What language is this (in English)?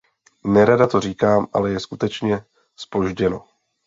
Czech